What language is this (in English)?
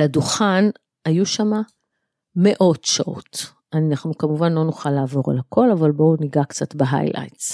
Hebrew